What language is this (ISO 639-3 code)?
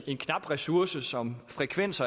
dan